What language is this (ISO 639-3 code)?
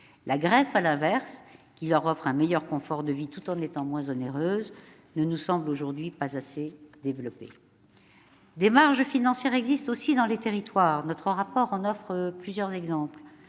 fra